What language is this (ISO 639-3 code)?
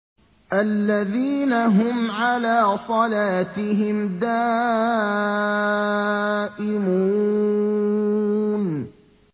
ara